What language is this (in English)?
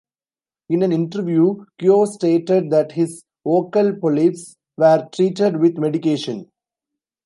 English